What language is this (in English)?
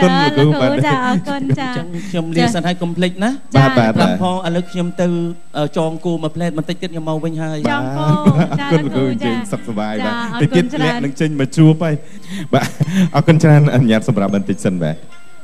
Thai